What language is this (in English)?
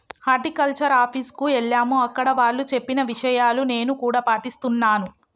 Telugu